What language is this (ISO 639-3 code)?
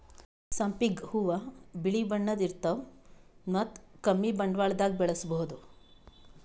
kan